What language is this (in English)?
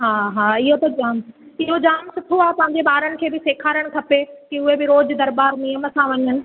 Sindhi